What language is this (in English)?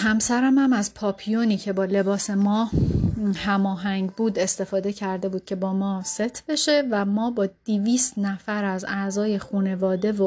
Persian